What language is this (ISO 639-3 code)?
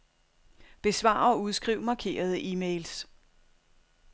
dan